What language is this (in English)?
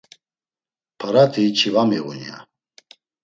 Laz